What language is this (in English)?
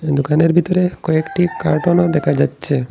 Bangla